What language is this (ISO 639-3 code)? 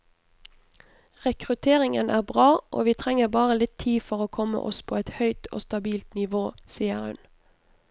nor